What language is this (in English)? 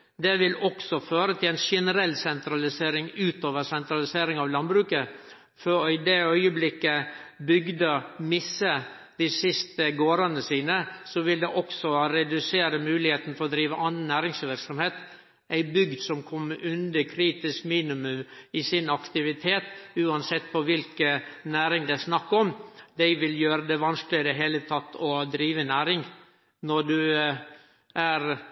Norwegian Nynorsk